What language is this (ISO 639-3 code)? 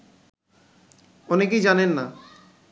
ben